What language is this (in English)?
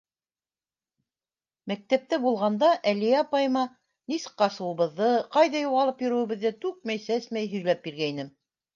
Bashkir